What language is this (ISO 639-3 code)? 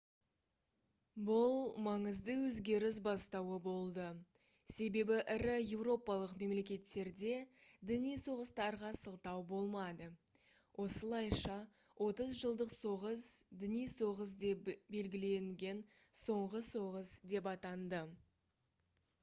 kaz